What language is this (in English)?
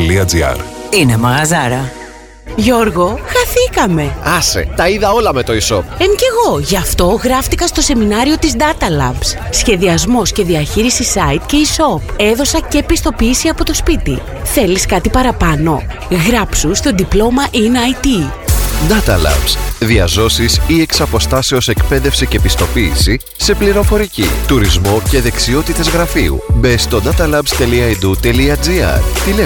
Greek